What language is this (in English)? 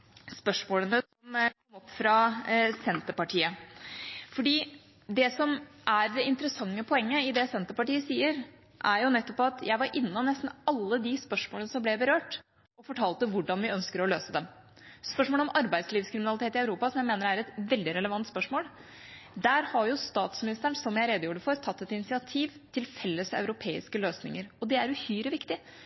Norwegian Bokmål